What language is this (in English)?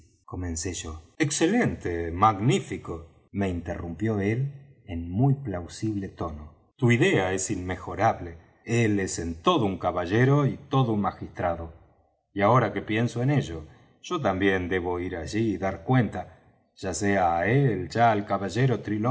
Spanish